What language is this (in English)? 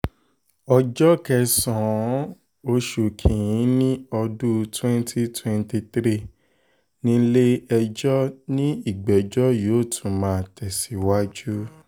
Yoruba